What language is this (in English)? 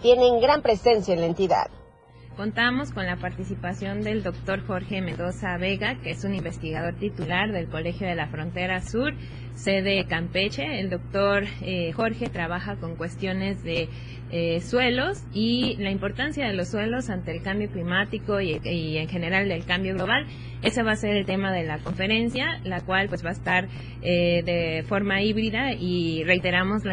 Spanish